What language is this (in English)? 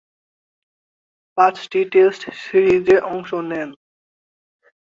Bangla